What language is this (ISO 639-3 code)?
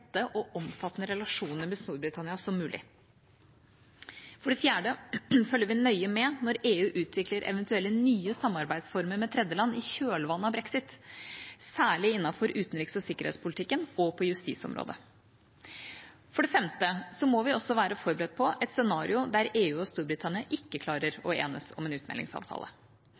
nob